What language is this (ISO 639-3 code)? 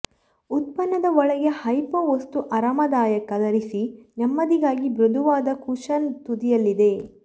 kan